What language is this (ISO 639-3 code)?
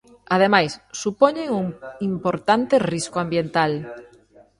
glg